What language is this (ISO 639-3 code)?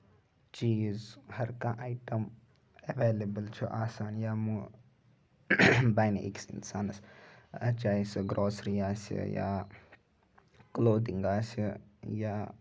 kas